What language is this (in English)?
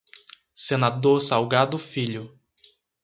Portuguese